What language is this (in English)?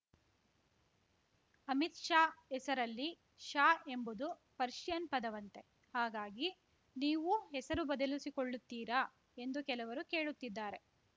Kannada